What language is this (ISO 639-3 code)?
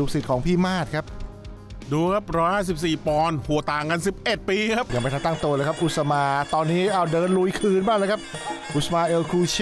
tha